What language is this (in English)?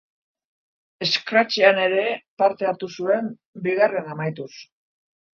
Basque